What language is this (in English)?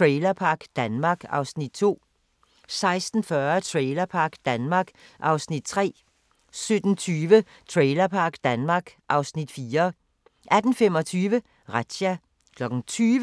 Danish